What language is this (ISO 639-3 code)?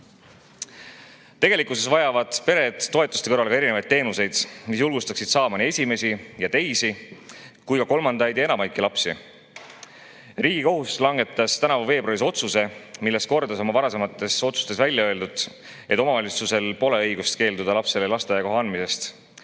est